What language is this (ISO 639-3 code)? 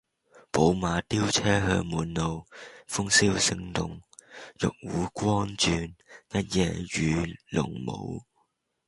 yue